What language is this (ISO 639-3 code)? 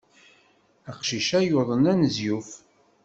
kab